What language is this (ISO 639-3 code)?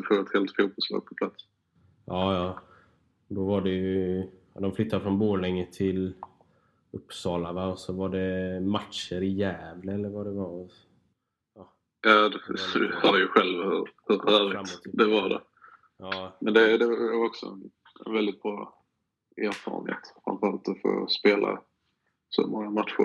swe